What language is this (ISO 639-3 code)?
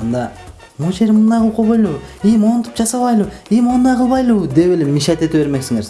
tur